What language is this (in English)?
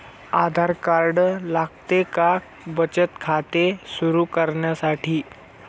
Marathi